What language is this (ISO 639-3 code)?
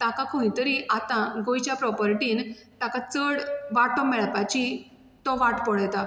kok